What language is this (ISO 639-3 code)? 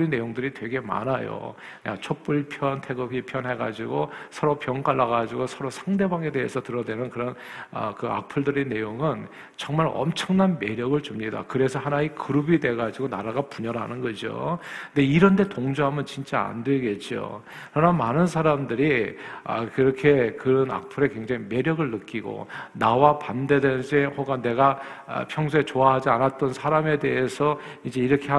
kor